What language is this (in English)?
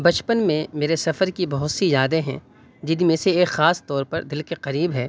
Urdu